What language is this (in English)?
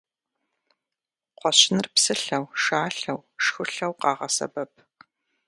Kabardian